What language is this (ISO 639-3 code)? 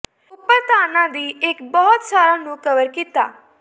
pan